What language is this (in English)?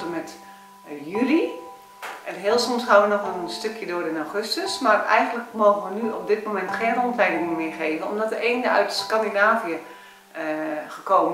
Dutch